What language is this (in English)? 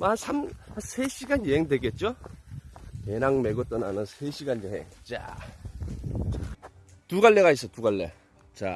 Korean